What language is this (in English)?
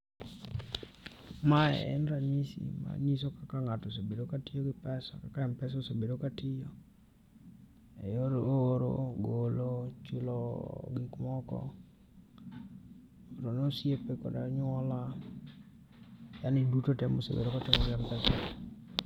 Luo (Kenya and Tanzania)